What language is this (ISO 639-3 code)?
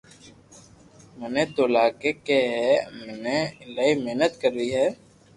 lrk